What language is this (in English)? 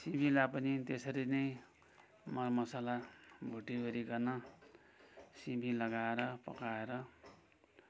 Nepali